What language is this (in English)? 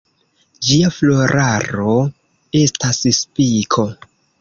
Esperanto